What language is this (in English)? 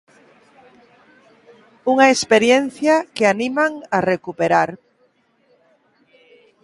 Galician